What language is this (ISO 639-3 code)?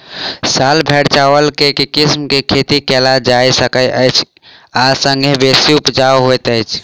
mai